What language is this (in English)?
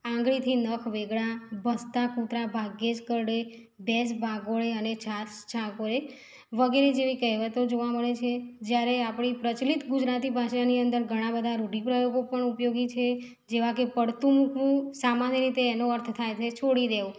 Gujarati